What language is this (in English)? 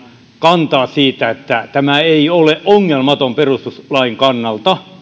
Finnish